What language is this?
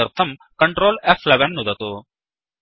Sanskrit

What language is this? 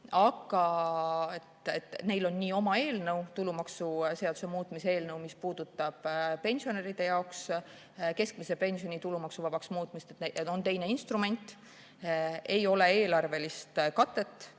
Estonian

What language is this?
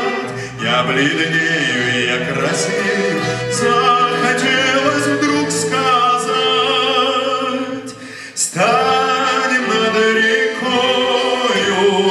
Greek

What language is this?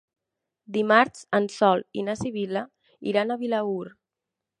Catalan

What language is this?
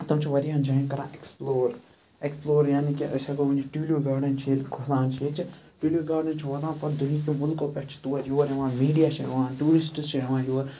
Kashmiri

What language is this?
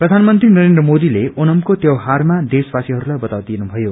Nepali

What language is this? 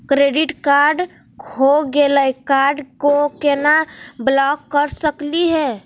Magahi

